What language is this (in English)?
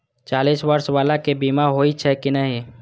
Maithili